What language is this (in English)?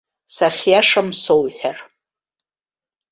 Abkhazian